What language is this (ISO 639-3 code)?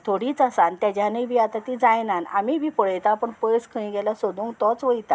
kok